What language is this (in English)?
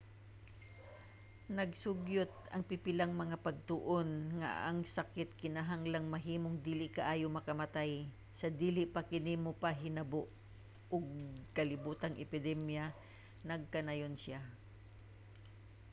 Cebuano